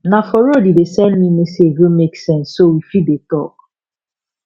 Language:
Nigerian Pidgin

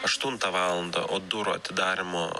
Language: Lithuanian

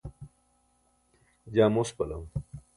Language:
Burushaski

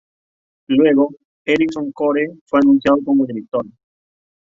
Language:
Spanish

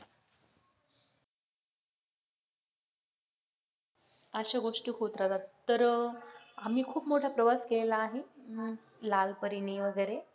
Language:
Marathi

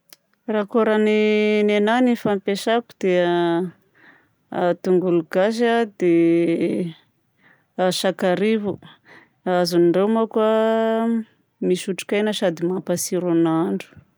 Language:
Southern Betsimisaraka Malagasy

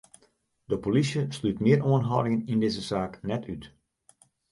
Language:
Western Frisian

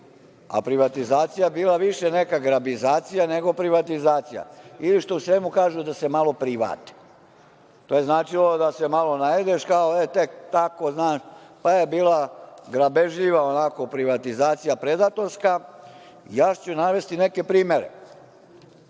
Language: Serbian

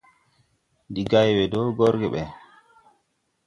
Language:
Tupuri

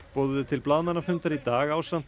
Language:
Icelandic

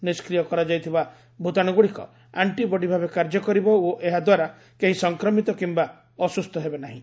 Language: Odia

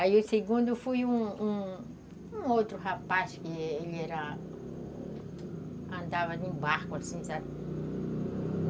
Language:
Portuguese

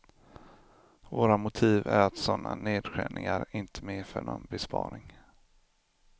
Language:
Swedish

